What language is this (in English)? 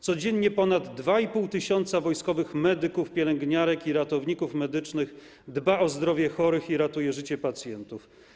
Polish